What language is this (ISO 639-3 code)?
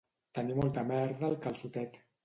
cat